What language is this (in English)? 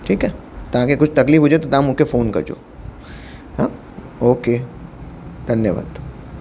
Sindhi